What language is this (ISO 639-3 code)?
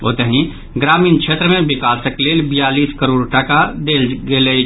mai